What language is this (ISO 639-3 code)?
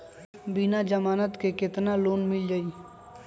mag